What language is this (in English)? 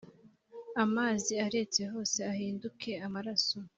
Kinyarwanda